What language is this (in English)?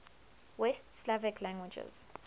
English